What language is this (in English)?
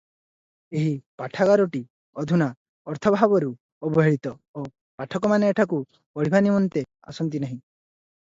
Odia